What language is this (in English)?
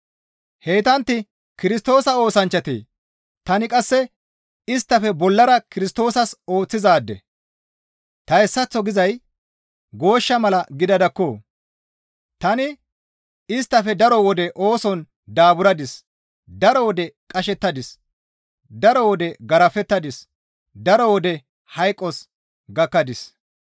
Gamo